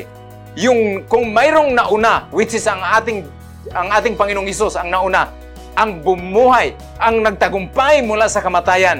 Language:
Filipino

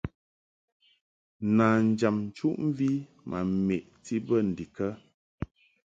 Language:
Mungaka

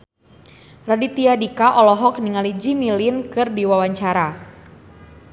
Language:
Sundanese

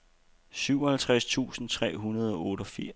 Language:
Danish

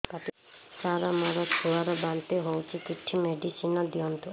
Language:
Odia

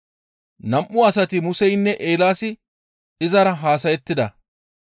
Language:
Gamo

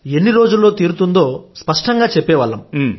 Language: Telugu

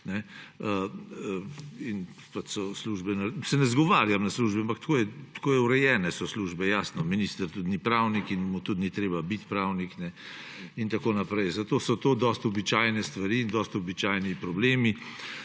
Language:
Slovenian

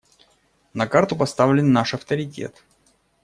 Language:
Russian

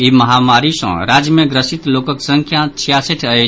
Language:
Maithili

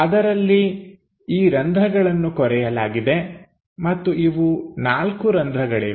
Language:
Kannada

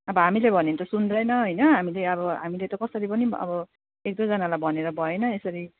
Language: Nepali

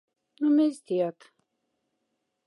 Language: Moksha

